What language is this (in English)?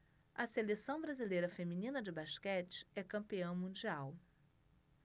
Portuguese